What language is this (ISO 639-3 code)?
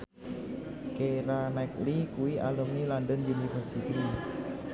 jav